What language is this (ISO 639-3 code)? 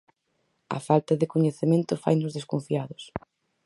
glg